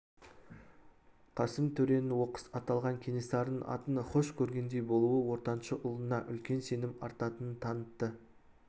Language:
Kazakh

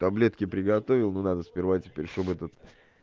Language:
Russian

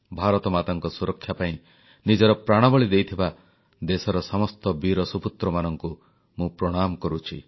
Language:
Odia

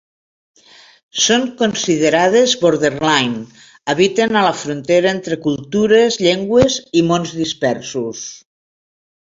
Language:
Catalan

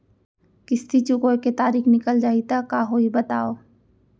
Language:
Chhattisgarhi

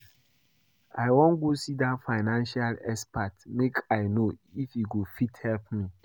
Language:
Nigerian Pidgin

